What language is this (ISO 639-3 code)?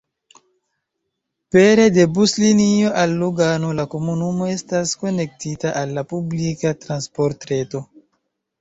epo